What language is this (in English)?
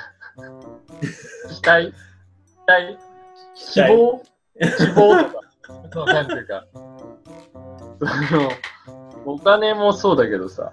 Japanese